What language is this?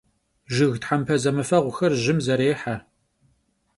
Kabardian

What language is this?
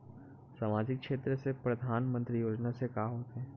Chhattisgarhi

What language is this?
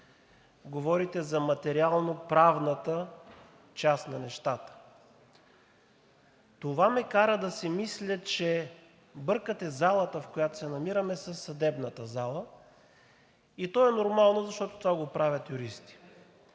Bulgarian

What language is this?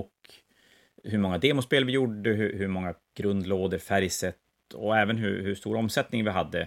Swedish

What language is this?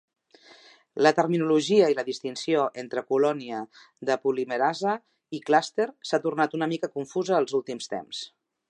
Catalan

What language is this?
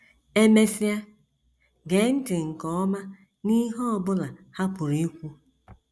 Igbo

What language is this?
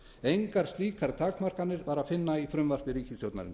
Icelandic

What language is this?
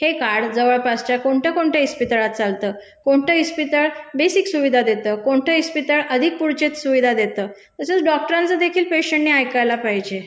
Marathi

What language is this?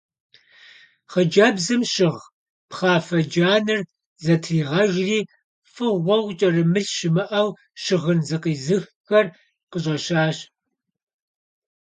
Kabardian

